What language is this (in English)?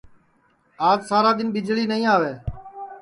Sansi